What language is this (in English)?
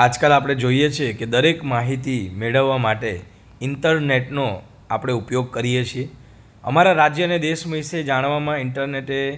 Gujarati